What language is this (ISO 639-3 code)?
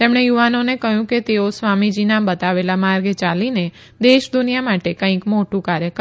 guj